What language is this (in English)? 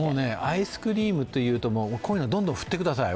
Japanese